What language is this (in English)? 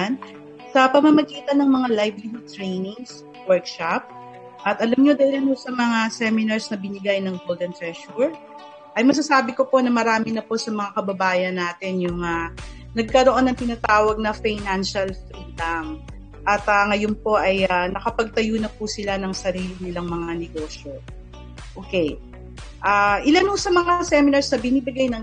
Filipino